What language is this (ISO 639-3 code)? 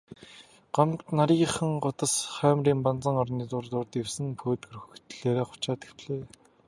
mon